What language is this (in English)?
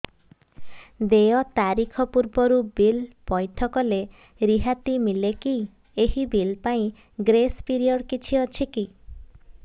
Odia